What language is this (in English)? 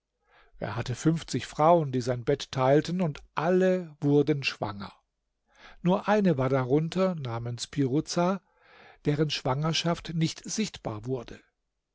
German